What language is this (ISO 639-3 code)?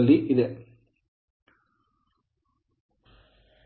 kan